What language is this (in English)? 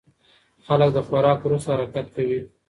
Pashto